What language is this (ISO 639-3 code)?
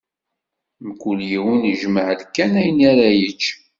kab